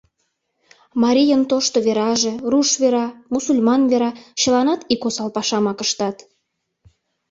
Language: Mari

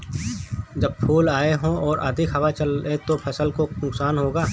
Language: Hindi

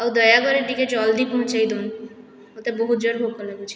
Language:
Odia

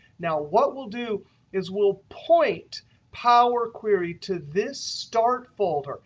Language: English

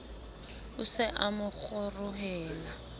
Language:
Southern Sotho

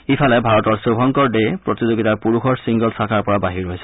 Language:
Assamese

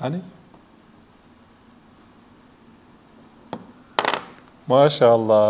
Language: Turkish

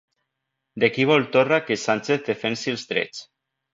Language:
Catalan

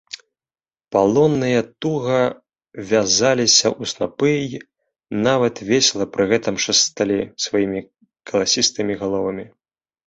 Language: Belarusian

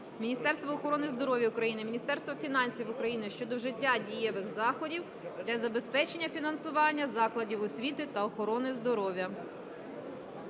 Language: Ukrainian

